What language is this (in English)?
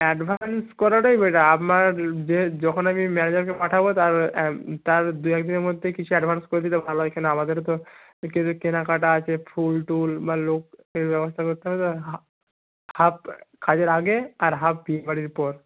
Bangla